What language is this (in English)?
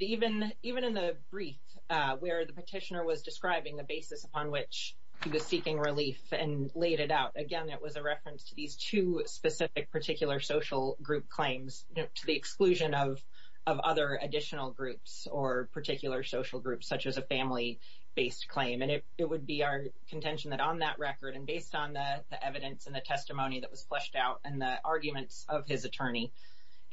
English